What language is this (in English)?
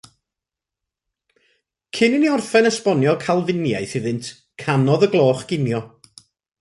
Welsh